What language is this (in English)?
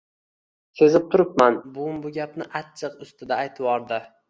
Uzbek